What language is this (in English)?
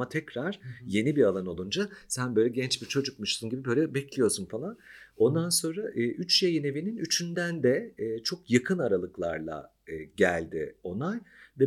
Turkish